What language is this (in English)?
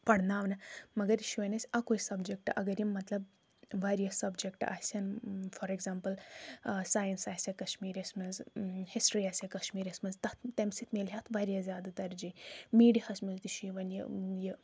Kashmiri